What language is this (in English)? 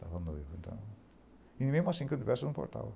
Portuguese